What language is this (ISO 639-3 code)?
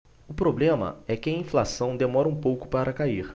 por